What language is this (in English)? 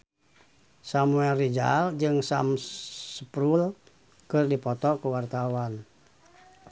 Sundanese